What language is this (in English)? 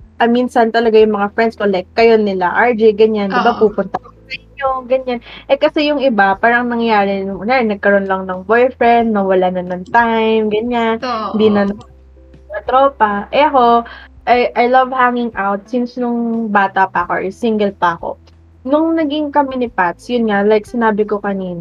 Filipino